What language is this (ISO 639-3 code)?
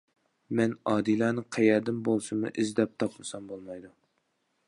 uig